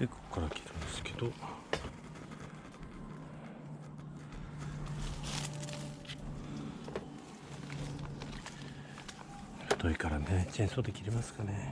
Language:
Japanese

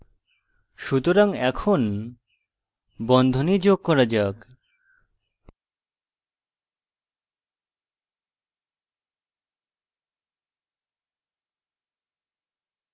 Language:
Bangla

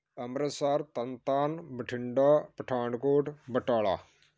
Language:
Punjabi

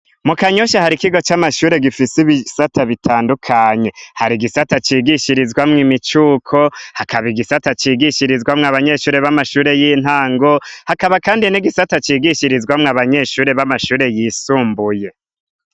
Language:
Rundi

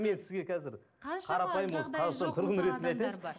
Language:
Kazakh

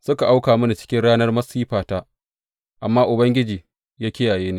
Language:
Hausa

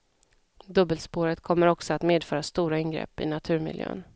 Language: Swedish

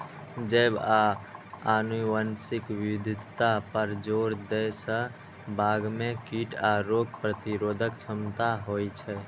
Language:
Maithili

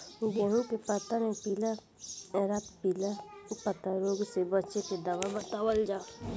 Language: Bhojpuri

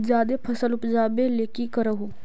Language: Magahi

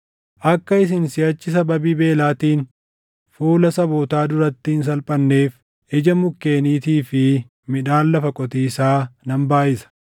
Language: Oromo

